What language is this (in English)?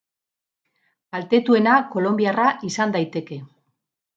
Basque